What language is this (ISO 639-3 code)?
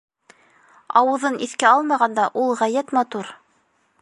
bak